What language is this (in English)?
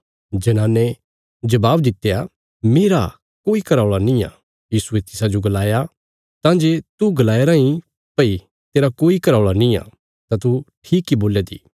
Bilaspuri